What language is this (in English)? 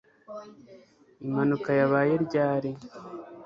Kinyarwanda